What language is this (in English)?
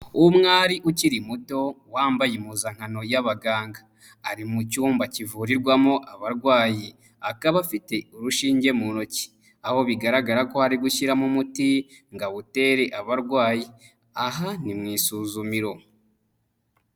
Kinyarwanda